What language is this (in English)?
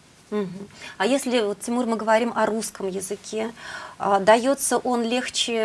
Russian